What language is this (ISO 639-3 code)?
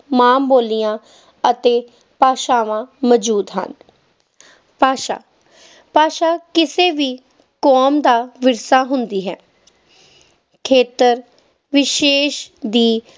pan